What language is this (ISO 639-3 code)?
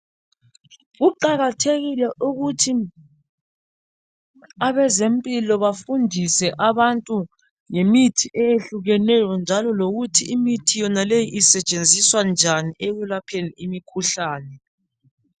nde